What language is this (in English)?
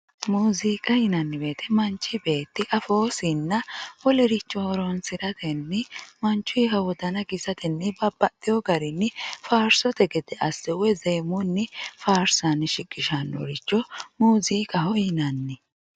Sidamo